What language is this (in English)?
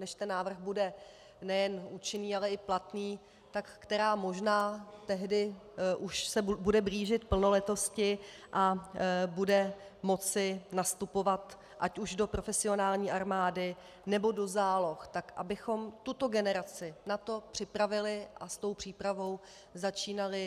Czech